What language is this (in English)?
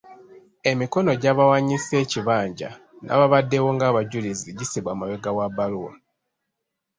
Ganda